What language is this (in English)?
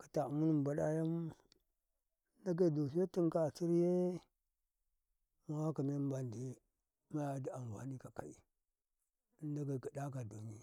Karekare